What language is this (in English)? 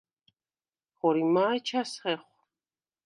Svan